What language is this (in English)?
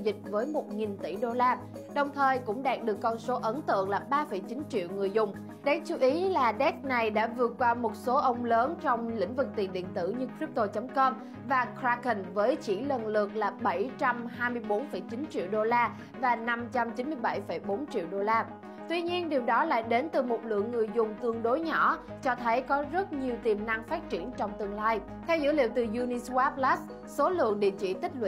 Vietnamese